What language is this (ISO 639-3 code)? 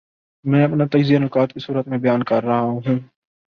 urd